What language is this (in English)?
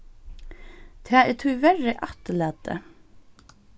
Faroese